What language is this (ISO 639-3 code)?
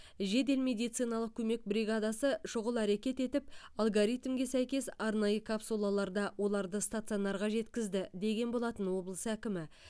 kaz